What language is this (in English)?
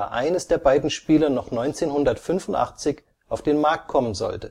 German